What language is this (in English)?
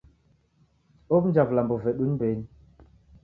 Taita